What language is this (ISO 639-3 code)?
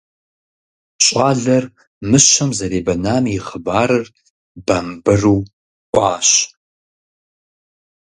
kbd